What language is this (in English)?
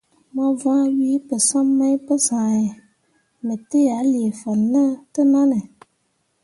Mundang